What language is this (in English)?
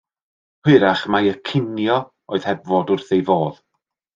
Welsh